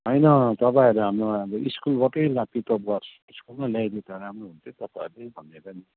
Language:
Nepali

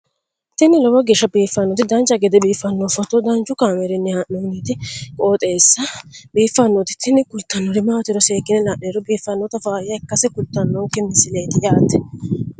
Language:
Sidamo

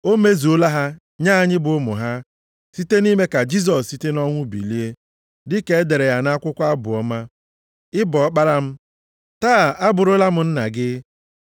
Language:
Igbo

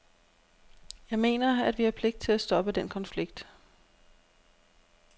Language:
Danish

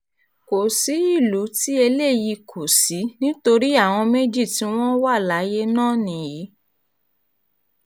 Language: Yoruba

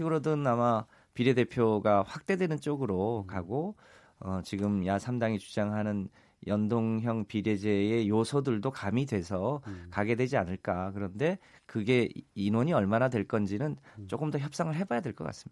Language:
Korean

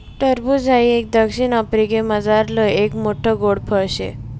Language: Marathi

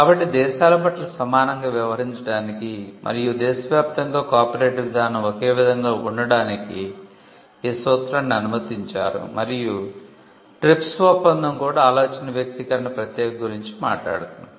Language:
Telugu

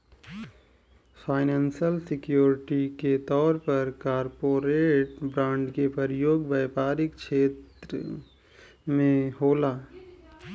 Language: Bhojpuri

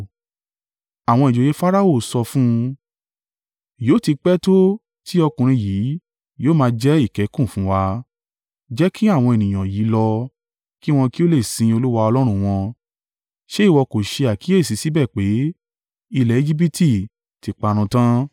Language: Yoruba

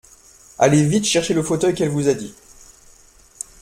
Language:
French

